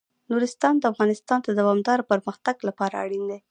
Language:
Pashto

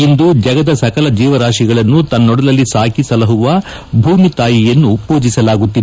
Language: Kannada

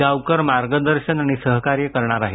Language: Marathi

